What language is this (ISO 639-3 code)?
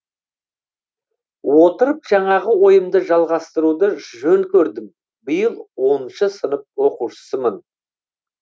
kaz